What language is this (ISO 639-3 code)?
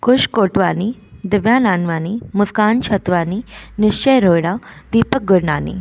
snd